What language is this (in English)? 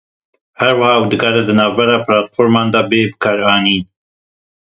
Kurdish